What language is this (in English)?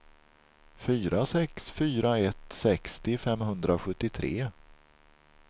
Swedish